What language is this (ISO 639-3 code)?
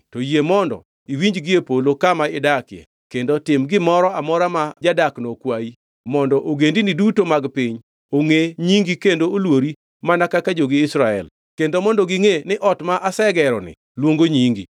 luo